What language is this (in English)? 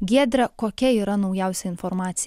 Lithuanian